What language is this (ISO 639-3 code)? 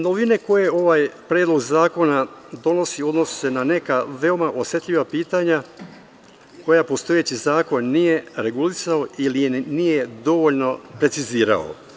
srp